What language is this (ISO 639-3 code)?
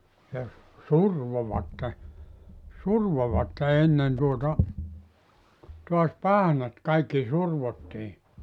fin